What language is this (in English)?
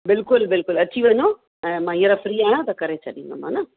Sindhi